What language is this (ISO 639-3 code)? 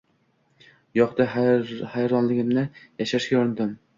uzb